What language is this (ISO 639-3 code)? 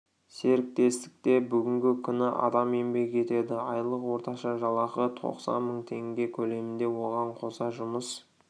kaz